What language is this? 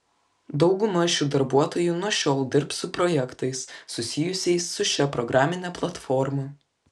Lithuanian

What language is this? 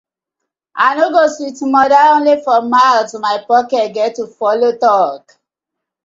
Nigerian Pidgin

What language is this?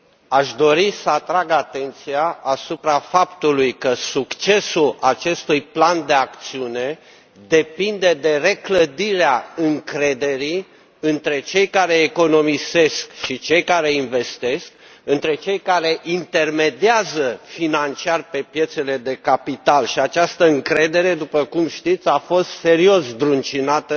Romanian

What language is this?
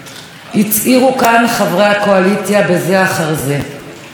Hebrew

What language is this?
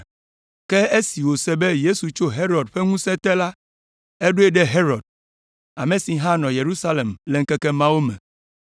Ewe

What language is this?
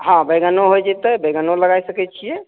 Maithili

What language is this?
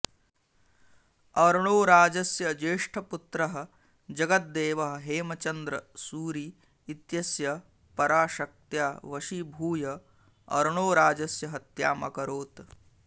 Sanskrit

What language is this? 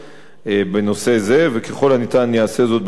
Hebrew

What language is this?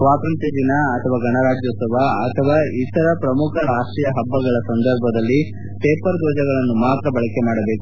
Kannada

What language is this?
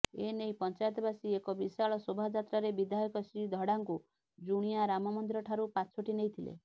Odia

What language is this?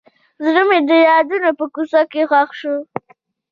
Pashto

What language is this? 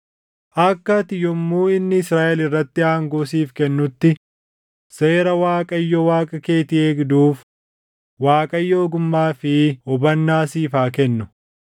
Oromo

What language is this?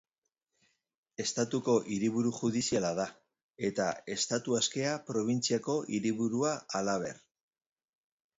Basque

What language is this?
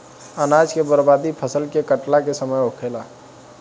Bhojpuri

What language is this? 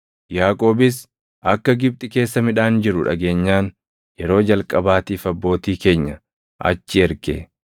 Oromo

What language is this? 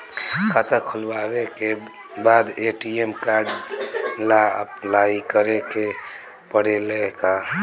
Bhojpuri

